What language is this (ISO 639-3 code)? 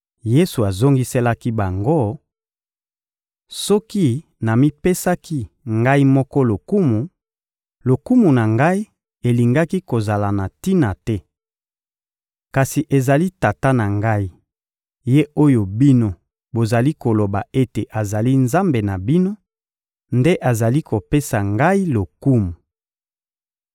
lin